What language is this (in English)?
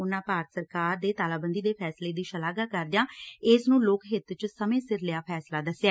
Punjabi